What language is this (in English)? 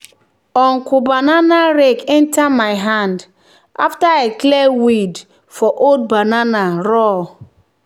Nigerian Pidgin